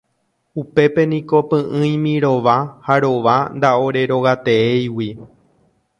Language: Guarani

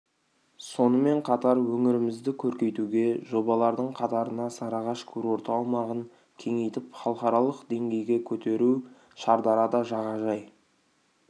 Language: Kazakh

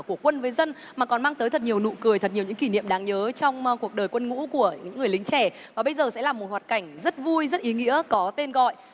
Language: Vietnamese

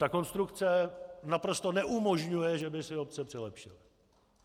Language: Czech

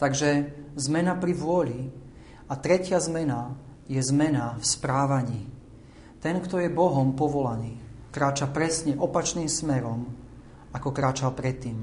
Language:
Slovak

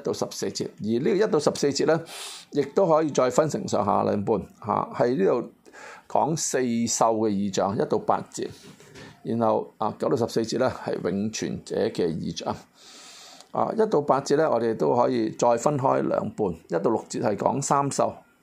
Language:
Chinese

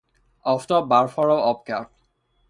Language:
Persian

